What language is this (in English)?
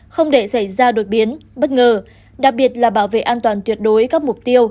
Vietnamese